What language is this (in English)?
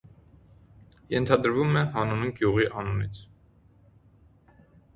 Armenian